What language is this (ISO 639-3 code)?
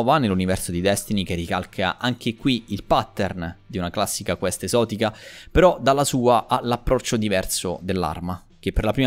ita